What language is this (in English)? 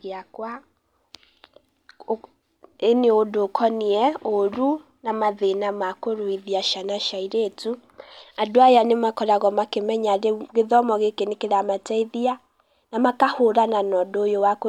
Kikuyu